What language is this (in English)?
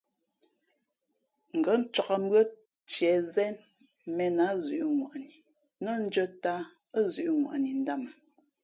Fe'fe'